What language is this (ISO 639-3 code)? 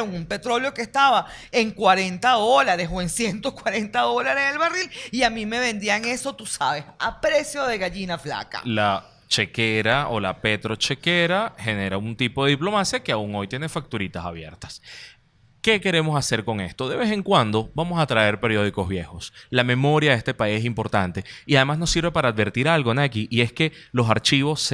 spa